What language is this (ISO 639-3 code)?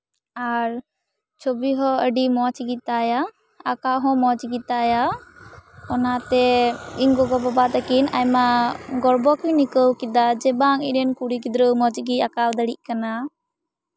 sat